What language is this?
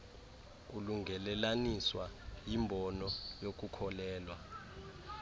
Xhosa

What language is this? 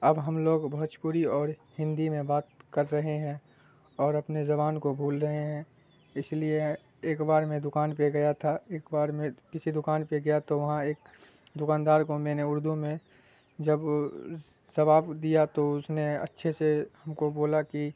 Urdu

